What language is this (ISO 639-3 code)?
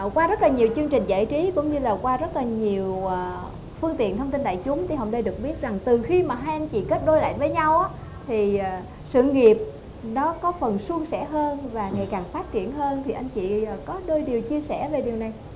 vie